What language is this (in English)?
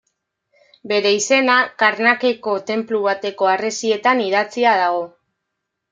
Basque